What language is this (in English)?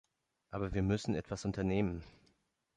German